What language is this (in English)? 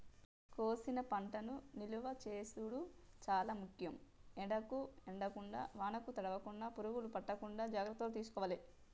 Telugu